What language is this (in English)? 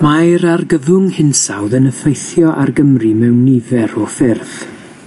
Welsh